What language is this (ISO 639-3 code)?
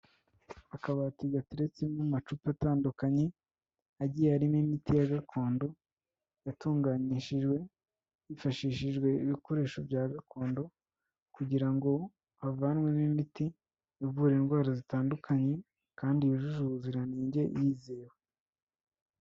kin